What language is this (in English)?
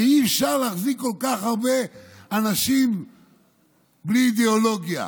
Hebrew